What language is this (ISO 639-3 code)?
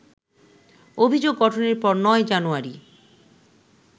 ben